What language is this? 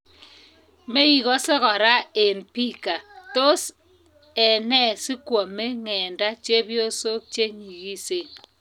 Kalenjin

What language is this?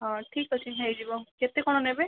Odia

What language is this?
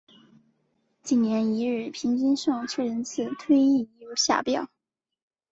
Chinese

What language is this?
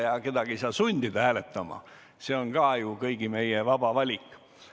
Estonian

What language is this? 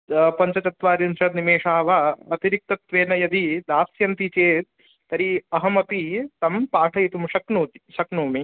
Sanskrit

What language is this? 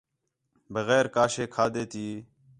Khetrani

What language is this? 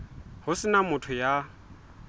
Southern Sotho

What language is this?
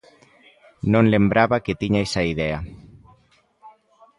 Galician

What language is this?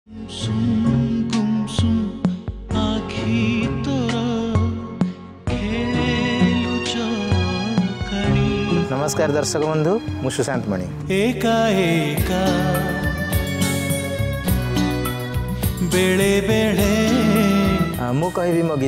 Kannada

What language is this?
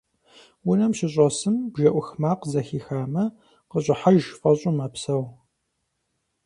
Kabardian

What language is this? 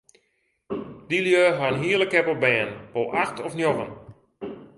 Western Frisian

